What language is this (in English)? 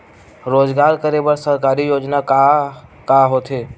Chhattisgarhi